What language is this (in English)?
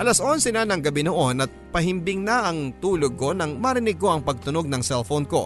Filipino